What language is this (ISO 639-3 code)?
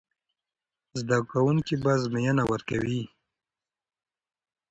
pus